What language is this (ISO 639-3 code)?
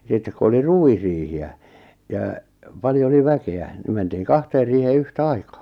fin